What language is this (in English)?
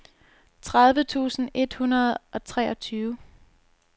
Danish